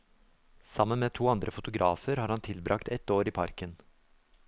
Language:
Norwegian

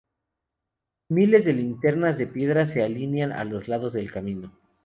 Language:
Spanish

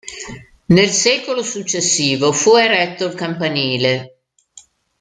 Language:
Italian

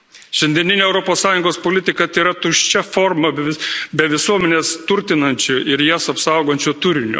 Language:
Lithuanian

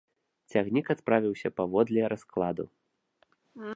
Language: Belarusian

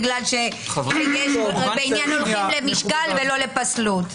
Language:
Hebrew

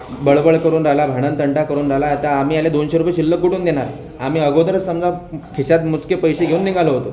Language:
Marathi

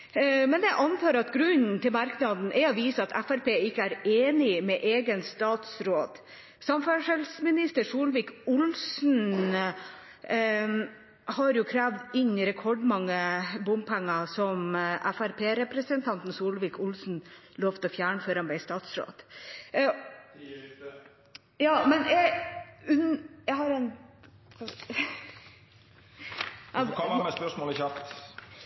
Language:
Norwegian Bokmål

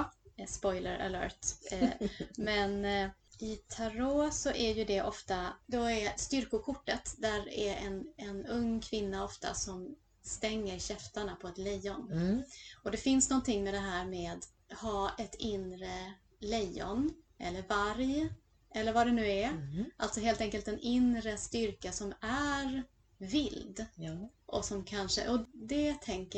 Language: Swedish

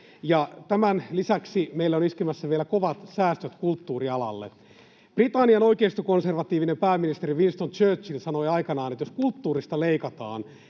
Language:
Finnish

